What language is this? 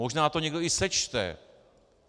Czech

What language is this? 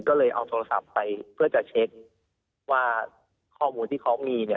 Thai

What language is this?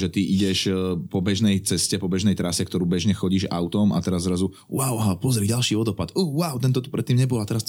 Slovak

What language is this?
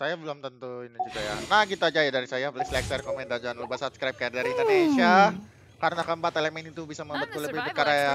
Indonesian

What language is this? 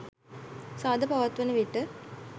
Sinhala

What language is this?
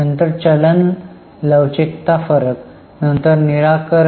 Marathi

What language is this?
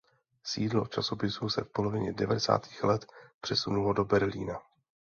Czech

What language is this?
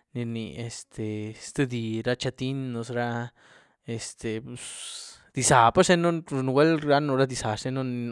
Güilá Zapotec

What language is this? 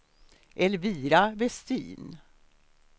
Swedish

